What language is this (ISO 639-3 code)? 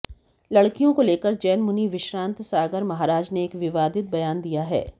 hin